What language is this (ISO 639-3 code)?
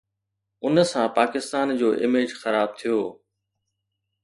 snd